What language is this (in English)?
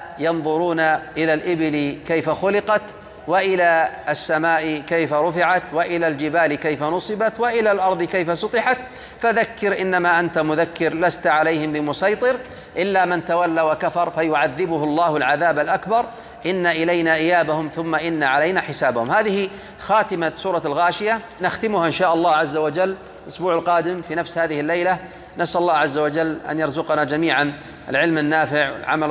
Arabic